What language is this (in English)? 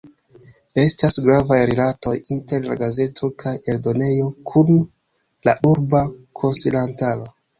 Esperanto